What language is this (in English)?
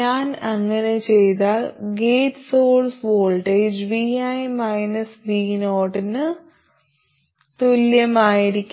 Malayalam